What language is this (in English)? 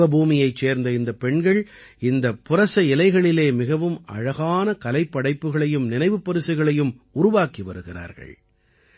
Tamil